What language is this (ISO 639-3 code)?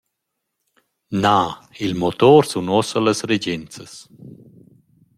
roh